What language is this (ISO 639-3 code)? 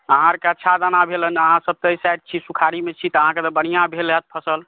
mai